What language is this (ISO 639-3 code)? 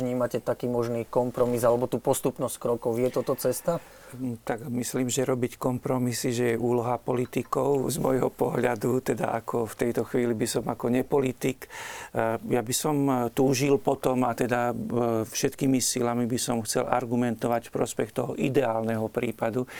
slk